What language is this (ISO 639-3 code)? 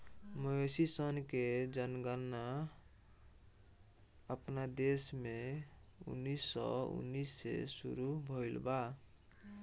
bho